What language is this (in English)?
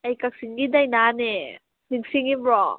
Manipuri